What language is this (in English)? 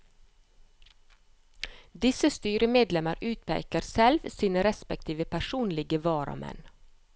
Norwegian